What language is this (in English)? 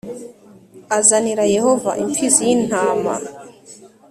Kinyarwanda